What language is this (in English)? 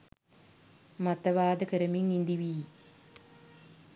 Sinhala